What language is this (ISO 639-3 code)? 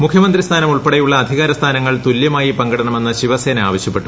mal